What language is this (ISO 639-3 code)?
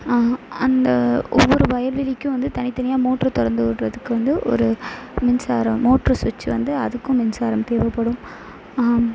tam